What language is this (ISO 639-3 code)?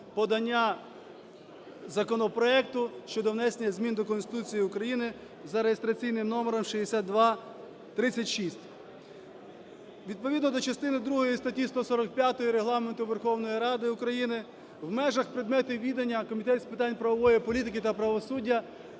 ukr